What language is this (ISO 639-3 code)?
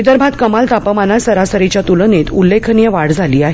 mar